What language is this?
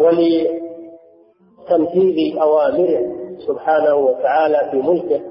Arabic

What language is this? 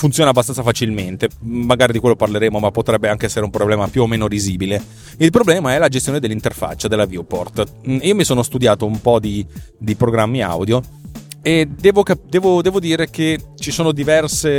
Italian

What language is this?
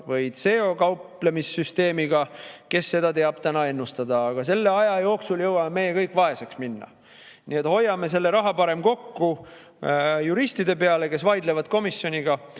Estonian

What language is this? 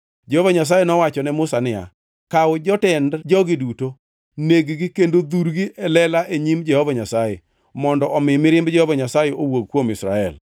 Luo (Kenya and Tanzania)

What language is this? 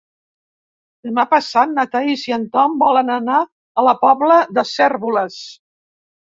Catalan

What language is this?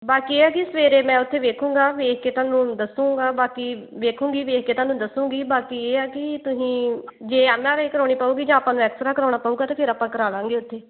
Punjabi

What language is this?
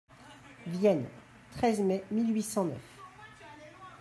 French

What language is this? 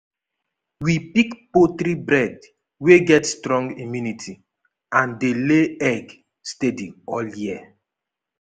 Nigerian Pidgin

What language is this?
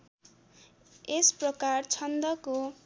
Nepali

